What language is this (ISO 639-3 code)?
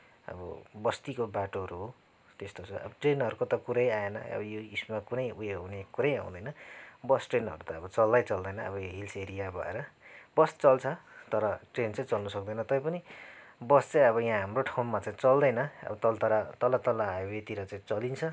nep